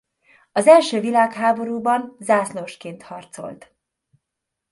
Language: Hungarian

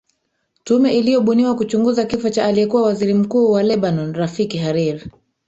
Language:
Swahili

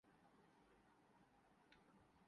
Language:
Urdu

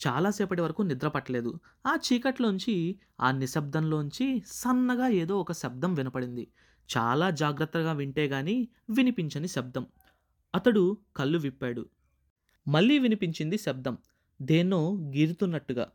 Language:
Telugu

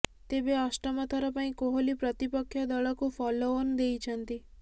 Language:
Odia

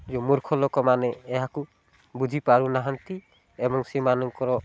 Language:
Odia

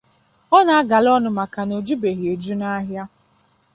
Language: Igbo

